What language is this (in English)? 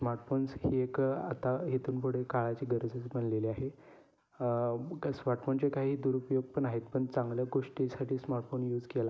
Marathi